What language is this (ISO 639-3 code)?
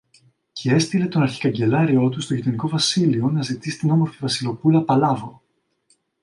ell